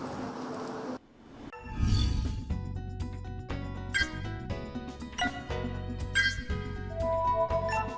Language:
Vietnamese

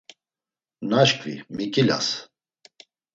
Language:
Laz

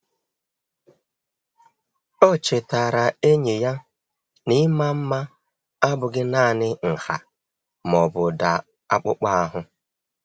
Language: Igbo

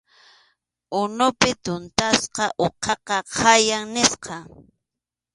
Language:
Arequipa-La Unión Quechua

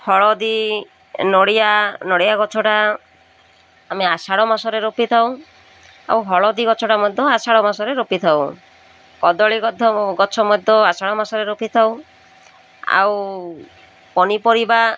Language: Odia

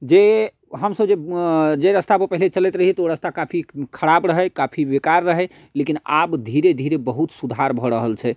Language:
Maithili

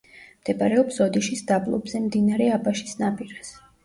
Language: Georgian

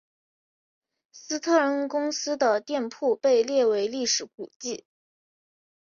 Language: Chinese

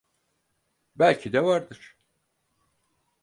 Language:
Turkish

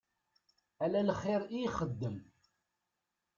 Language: Kabyle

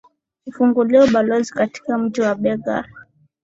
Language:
Swahili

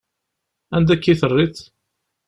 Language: Kabyle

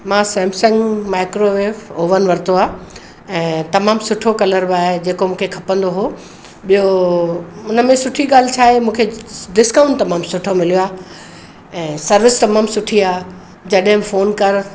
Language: Sindhi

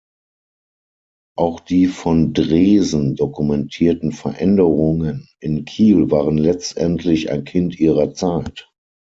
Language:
German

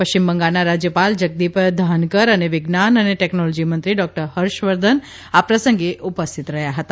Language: Gujarati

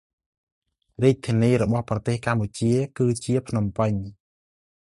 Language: Khmer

